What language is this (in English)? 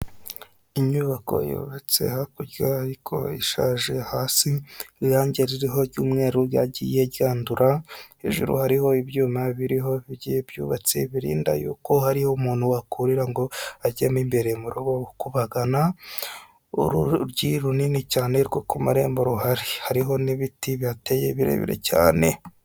Kinyarwanda